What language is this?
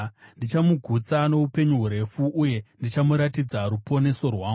Shona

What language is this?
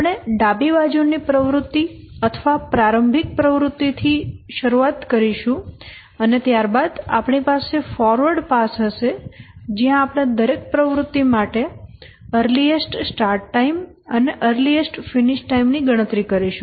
Gujarati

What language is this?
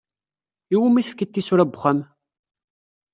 Kabyle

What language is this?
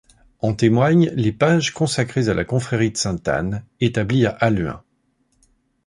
French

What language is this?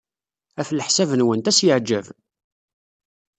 Kabyle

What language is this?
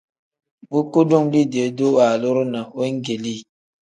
Tem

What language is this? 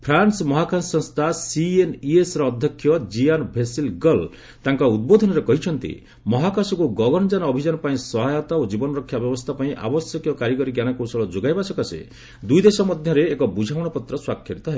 Odia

